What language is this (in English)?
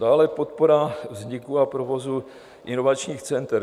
Czech